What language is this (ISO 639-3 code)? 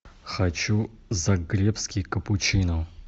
rus